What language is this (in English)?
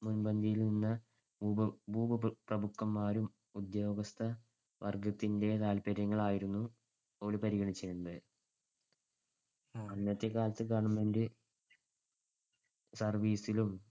Malayalam